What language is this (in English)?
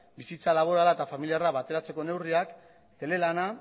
Basque